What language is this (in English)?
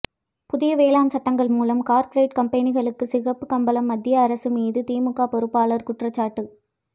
Tamil